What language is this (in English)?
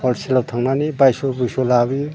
Bodo